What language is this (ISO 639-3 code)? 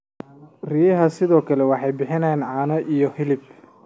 som